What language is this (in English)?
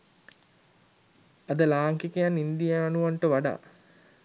Sinhala